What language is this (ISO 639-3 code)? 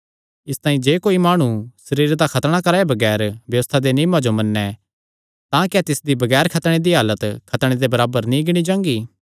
xnr